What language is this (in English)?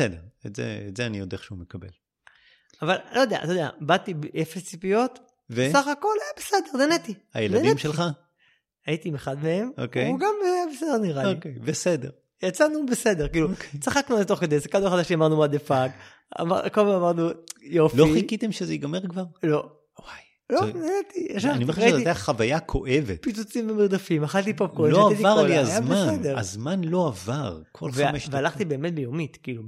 Hebrew